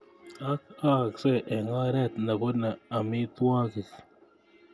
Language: Kalenjin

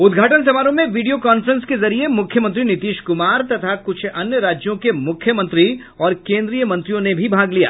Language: Hindi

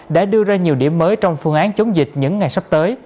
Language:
Vietnamese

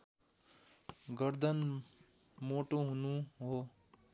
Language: Nepali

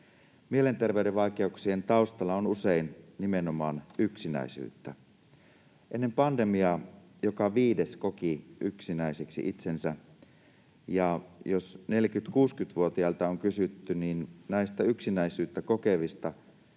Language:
Finnish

